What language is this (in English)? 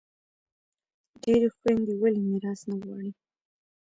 Pashto